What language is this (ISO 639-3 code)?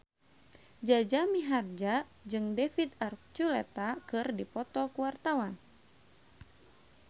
sun